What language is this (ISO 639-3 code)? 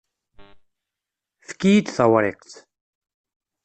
kab